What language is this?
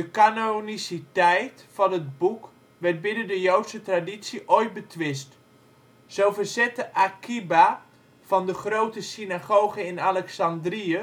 Dutch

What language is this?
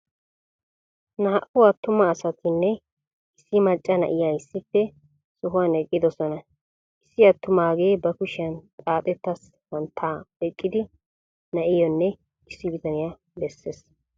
Wolaytta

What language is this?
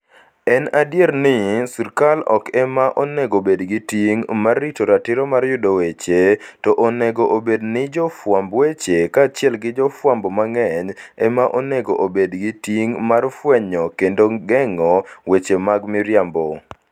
Luo (Kenya and Tanzania)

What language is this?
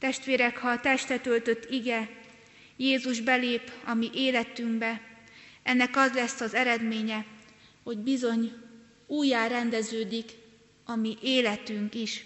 Hungarian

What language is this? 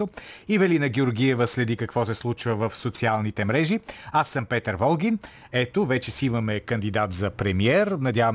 Bulgarian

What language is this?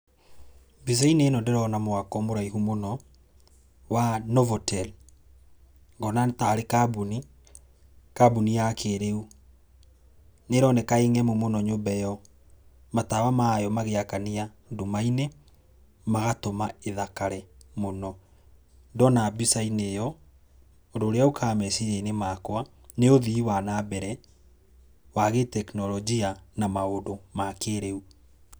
Kikuyu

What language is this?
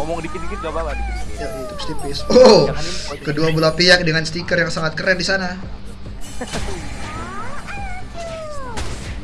Indonesian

